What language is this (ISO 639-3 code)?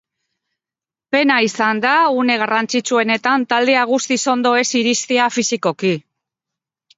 eus